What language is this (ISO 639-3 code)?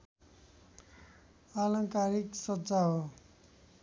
nep